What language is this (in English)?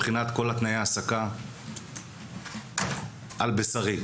Hebrew